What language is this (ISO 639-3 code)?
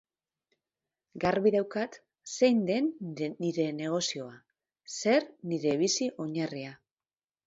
eus